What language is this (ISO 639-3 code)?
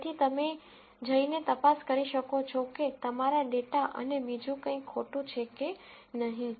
guj